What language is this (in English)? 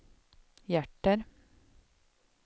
Swedish